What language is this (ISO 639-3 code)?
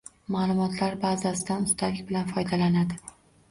uzb